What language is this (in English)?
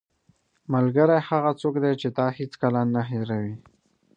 Pashto